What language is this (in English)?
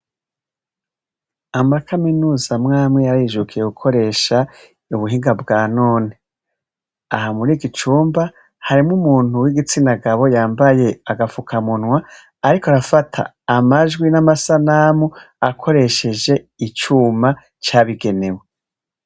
Rundi